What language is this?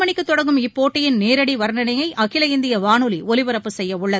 Tamil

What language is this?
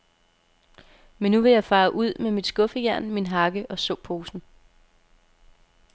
Danish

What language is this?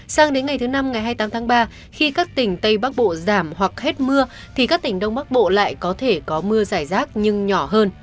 Vietnamese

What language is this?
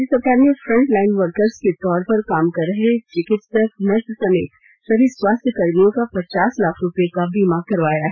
Hindi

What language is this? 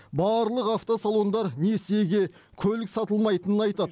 Kazakh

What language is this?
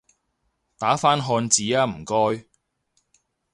Cantonese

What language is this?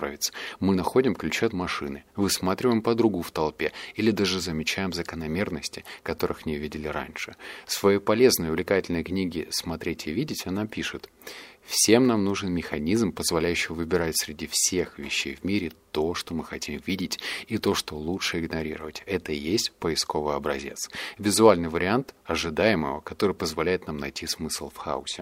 Russian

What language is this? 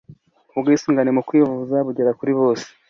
Kinyarwanda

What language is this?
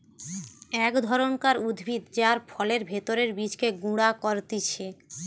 Bangla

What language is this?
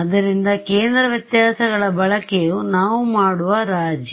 Kannada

